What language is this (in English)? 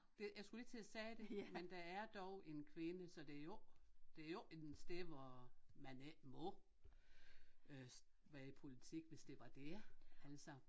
Danish